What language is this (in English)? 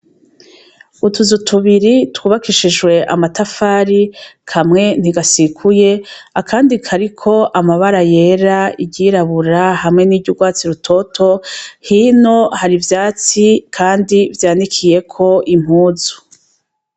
Rundi